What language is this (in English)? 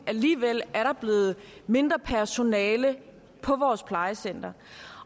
Danish